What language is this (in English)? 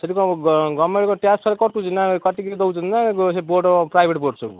Odia